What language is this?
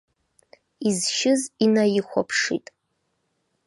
Abkhazian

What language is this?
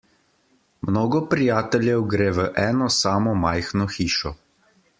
Slovenian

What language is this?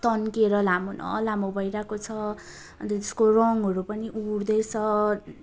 Nepali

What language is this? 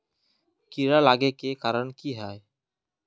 Magahi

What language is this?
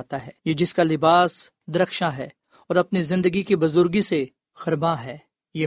Urdu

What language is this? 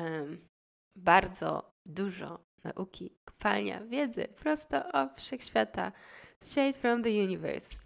Polish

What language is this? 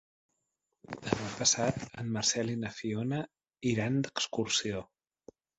Catalan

